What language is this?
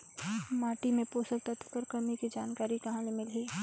Chhattisgarhi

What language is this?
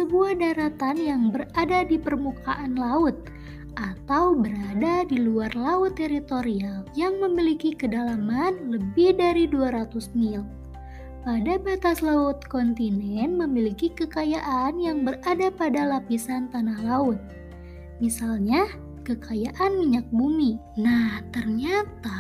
Indonesian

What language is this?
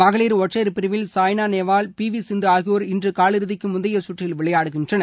Tamil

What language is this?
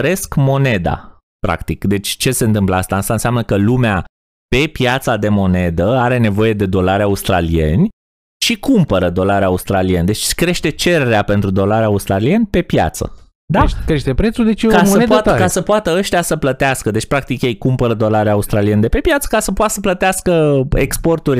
Romanian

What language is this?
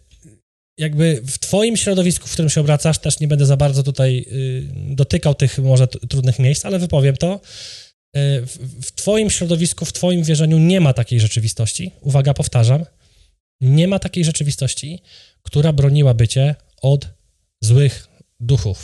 Polish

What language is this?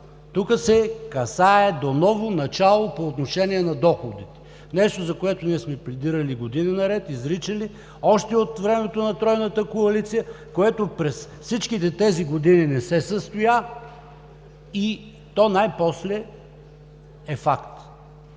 Bulgarian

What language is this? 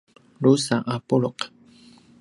Paiwan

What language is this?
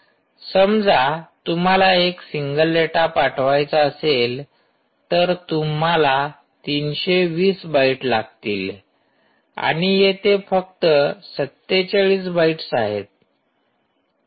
Marathi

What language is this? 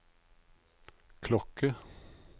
Norwegian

